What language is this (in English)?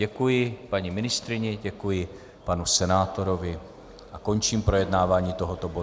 Czech